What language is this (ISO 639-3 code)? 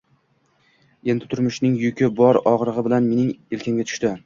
uzb